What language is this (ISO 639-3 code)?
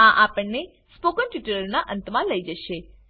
guj